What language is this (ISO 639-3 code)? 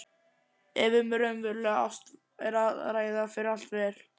isl